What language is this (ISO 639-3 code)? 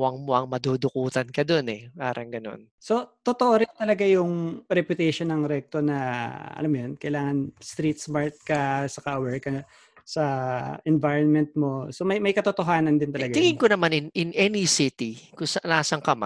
fil